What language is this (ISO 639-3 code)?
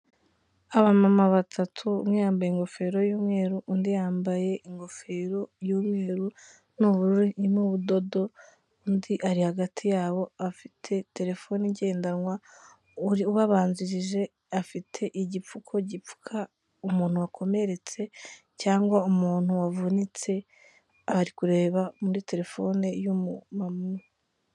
kin